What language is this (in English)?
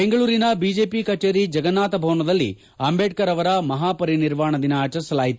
Kannada